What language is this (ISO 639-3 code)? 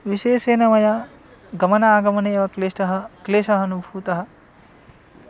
san